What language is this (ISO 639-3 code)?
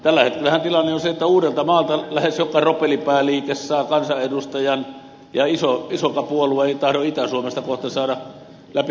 fin